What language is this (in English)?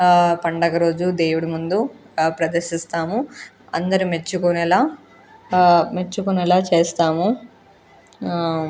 Telugu